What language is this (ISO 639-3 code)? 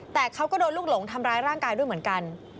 tha